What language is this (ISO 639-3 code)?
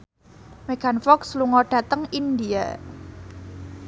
jav